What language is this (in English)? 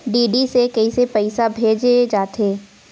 Chhattisgarhi